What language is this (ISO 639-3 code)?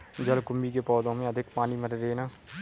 hin